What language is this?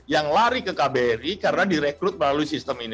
Indonesian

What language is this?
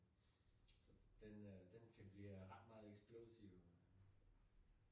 Danish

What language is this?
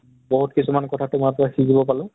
Assamese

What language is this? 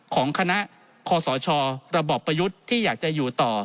Thai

